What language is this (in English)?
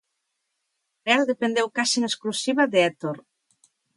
Galician